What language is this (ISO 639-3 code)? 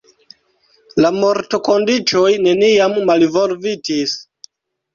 epo